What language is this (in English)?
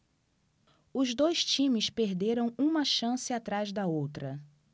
Portuguese